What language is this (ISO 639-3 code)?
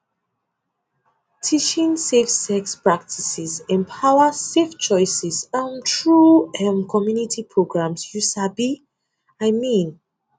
pcm